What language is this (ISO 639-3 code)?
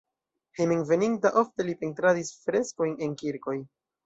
epo